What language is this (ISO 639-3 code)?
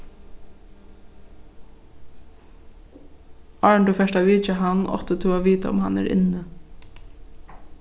fao